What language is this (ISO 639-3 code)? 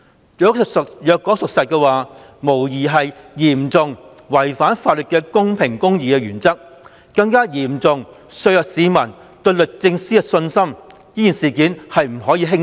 yue